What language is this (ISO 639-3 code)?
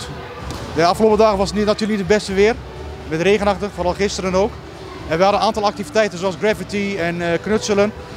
nld